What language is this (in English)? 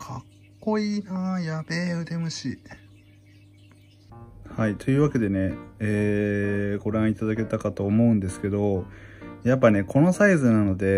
Japanese